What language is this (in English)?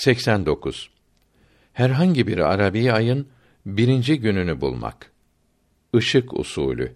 Turkish